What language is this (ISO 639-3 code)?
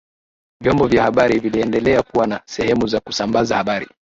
swa